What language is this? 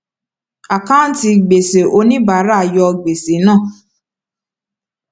Yoruba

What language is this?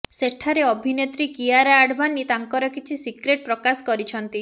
Odia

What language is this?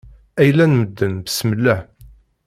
Kabyle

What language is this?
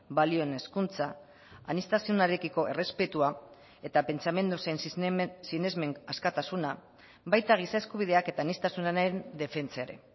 Basque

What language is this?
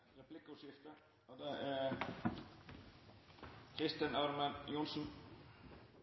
Norwegian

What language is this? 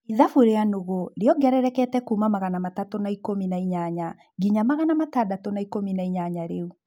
Kikuyu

